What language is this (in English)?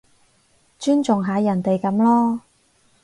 Cantonese